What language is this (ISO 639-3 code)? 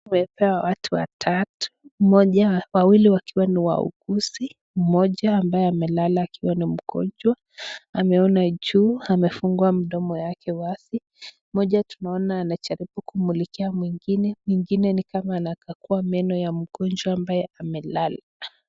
swa